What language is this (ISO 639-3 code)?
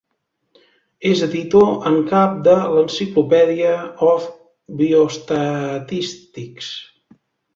cat